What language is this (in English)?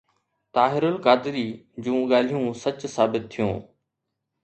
Sindhi